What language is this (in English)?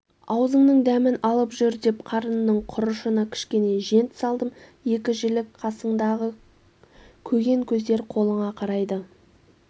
Kazakh